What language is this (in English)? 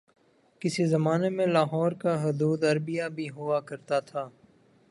Urdu